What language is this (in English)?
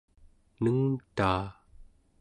Central Yupik